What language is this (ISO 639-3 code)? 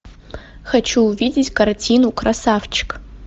rus